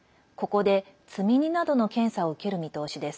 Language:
Japanese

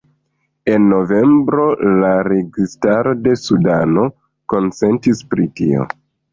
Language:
Esperanto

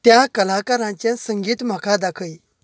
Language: Konkani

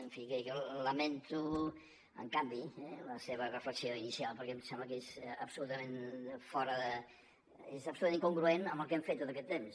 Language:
Catalan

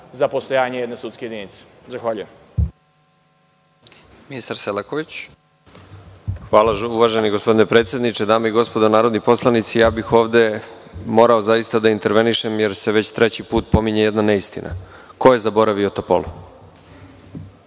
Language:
Serbian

